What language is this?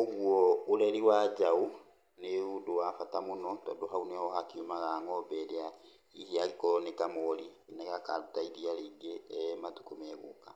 Kikuyu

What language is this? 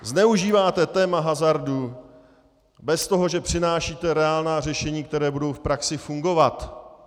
Czech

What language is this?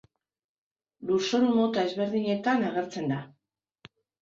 Basque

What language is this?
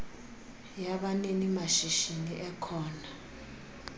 Xhosa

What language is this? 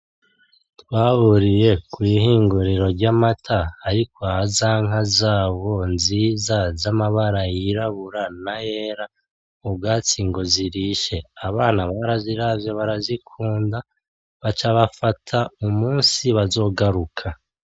Rundi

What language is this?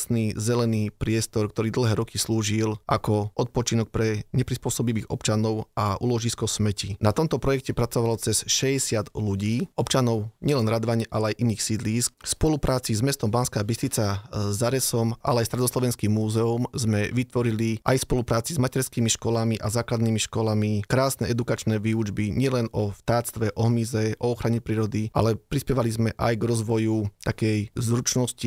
Slovak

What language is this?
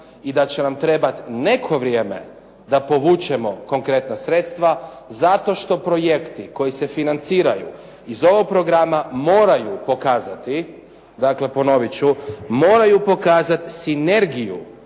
Croatian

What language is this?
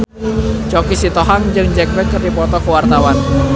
Sundanese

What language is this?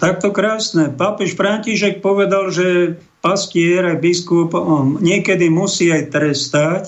Slovak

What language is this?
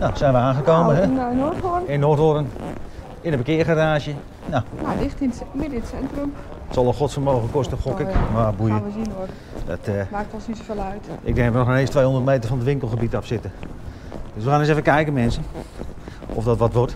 Dutch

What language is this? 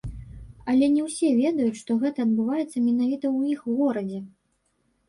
Belarusian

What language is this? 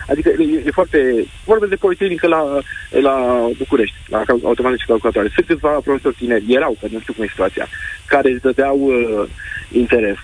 Romanian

